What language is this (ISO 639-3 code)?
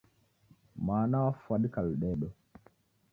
dav